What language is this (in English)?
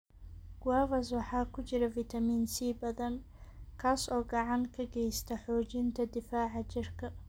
Somali